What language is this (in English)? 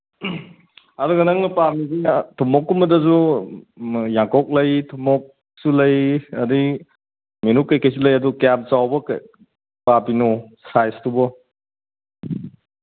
Manipuri